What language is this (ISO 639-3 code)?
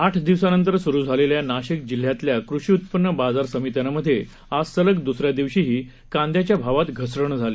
mar